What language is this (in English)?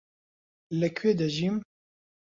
Central Kurdish